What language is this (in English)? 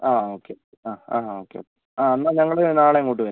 Malayalam